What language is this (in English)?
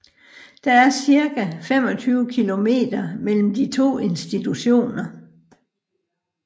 Danish